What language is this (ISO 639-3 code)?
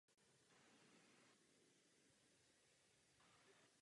ces